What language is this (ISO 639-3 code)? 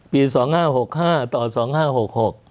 tha